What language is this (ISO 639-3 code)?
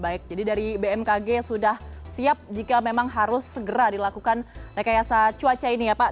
ind